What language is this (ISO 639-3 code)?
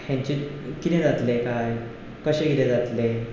kok